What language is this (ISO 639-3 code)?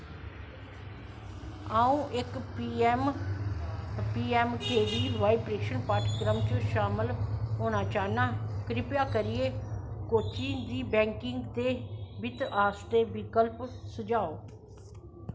doi